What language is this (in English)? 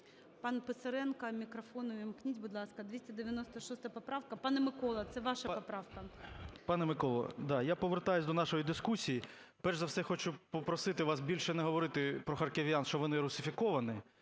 Ukrainian